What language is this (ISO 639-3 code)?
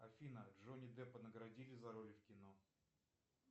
rus